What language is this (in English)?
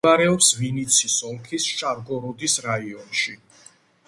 Georgian